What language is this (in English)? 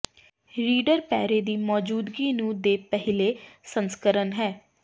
Punjabi